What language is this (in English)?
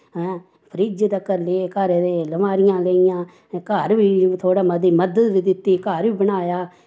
Dogri